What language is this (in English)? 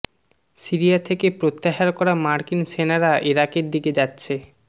Bangla